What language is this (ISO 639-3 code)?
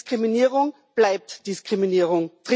deu